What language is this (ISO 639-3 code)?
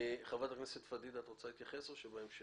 heb